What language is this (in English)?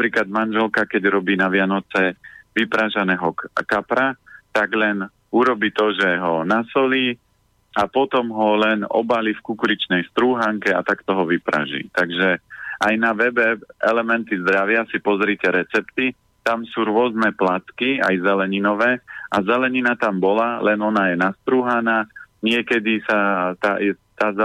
Slovak